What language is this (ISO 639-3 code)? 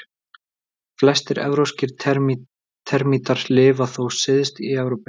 isl